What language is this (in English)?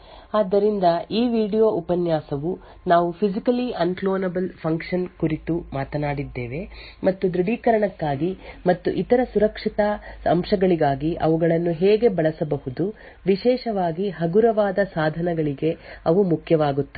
Kannada